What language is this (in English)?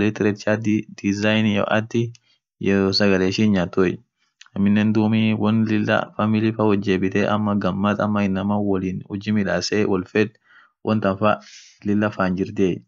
Orma